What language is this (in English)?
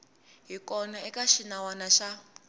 Tsonga